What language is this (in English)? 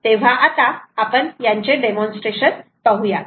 Marathi